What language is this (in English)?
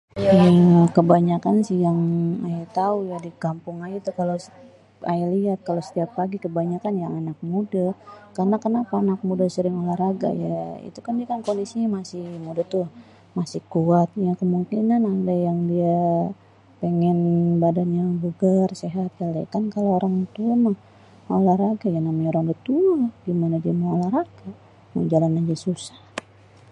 Betawi